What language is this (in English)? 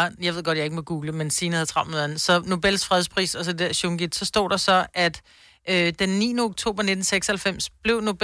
Danish